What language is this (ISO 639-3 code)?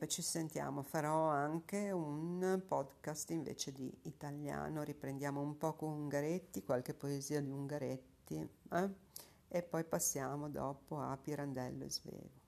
ita